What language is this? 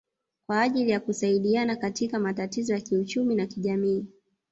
Swahili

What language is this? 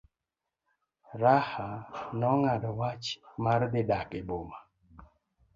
Luo (Kenya and Tanzania)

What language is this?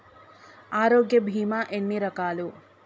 Telugu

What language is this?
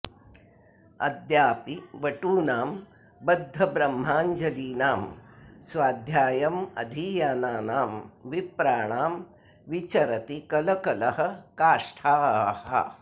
Sanskrit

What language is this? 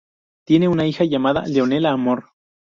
Spanish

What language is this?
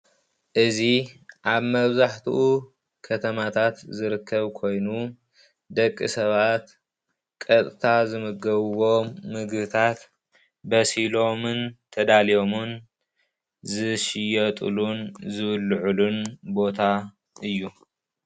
Tigrinya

